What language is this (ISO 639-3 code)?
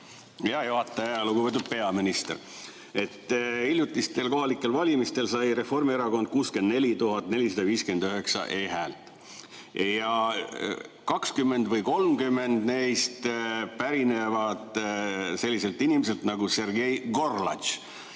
est